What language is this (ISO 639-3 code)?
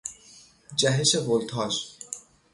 fas